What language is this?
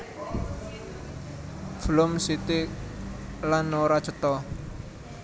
Javanese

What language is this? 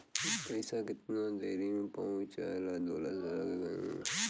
Bhojpuri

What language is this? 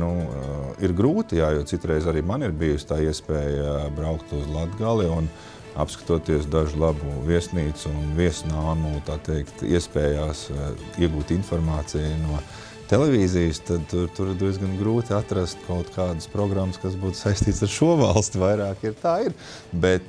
Latvian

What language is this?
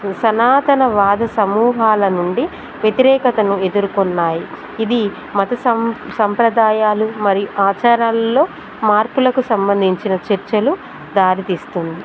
Telugu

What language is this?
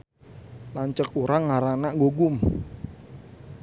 Sundanese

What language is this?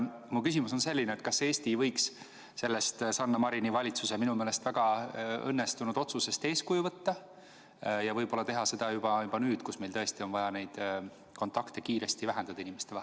Estonian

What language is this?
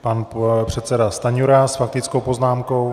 Czech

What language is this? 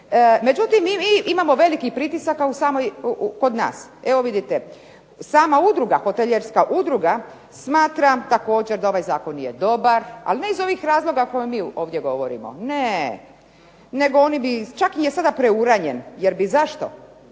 Croatian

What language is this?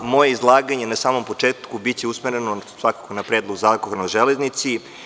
Serbian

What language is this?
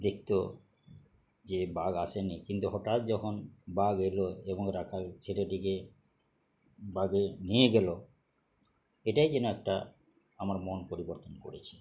Bangla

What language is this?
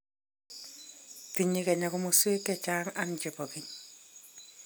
Kalenjin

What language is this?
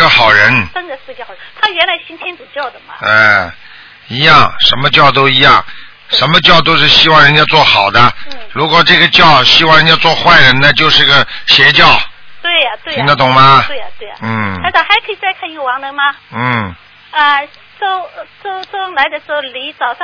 Chinese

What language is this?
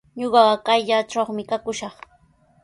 Sihuas Ancash Quechua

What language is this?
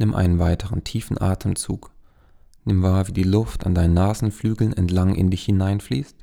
German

